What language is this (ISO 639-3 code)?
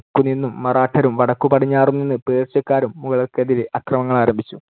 mal